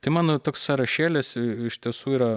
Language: Lithuanian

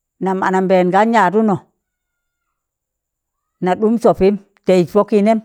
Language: Tangale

